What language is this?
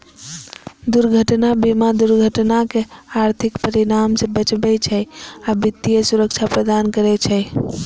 Maithili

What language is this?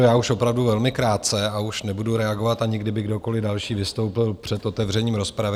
Czech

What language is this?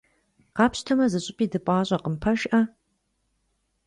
Kabardian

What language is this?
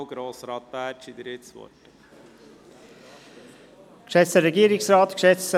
Swiss German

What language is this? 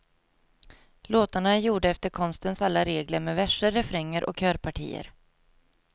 Swedish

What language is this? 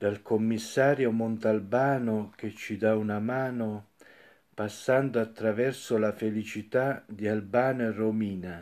Italian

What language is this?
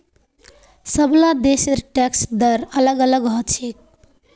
Magahi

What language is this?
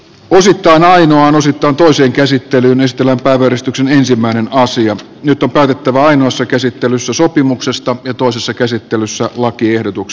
Finnish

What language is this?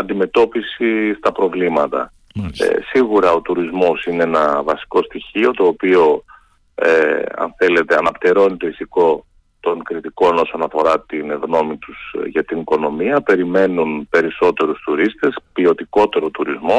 Greek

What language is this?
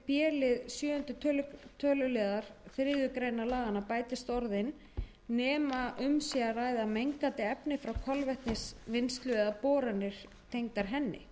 Icelandic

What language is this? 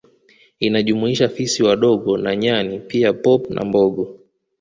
Swahili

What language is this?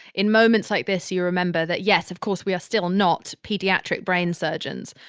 English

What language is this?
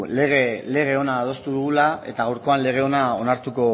Basque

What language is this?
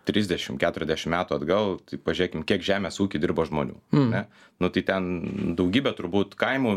Lithuanian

